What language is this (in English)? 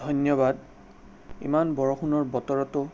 Assamese